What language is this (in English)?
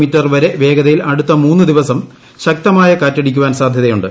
Malayalam